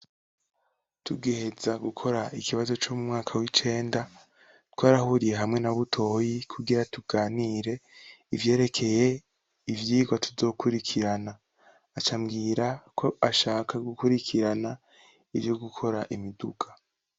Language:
Rundi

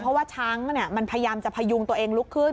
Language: Thai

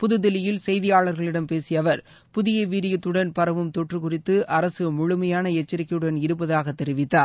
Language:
Tamil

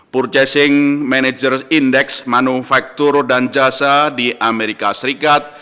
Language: Indonesian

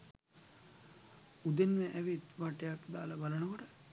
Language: Sinhala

